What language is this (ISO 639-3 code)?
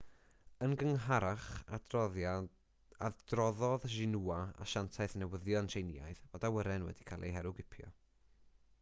cym